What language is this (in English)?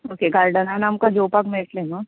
Konkani